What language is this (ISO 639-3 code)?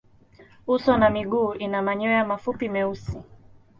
swa